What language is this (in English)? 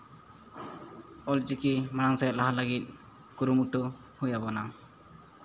Santali